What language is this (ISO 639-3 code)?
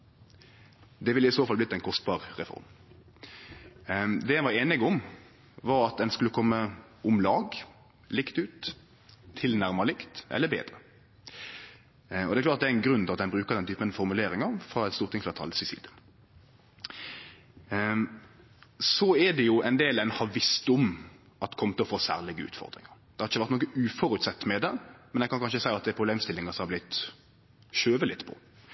nno